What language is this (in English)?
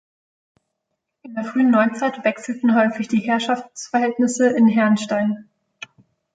German